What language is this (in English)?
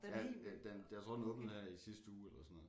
Danish